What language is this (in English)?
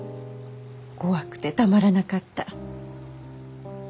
Japanese